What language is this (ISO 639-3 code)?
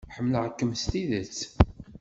kab